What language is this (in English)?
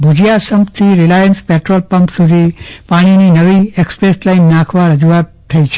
Gujarati